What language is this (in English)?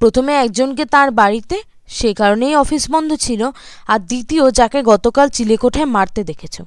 Bangla